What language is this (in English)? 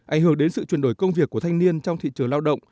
Vietnamese